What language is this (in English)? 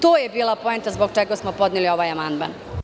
Serbian